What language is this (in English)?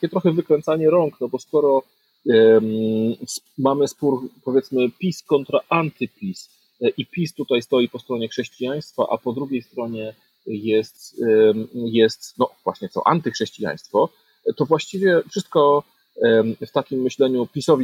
Polish